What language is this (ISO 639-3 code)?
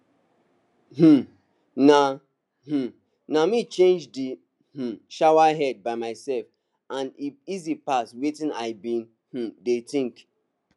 pcm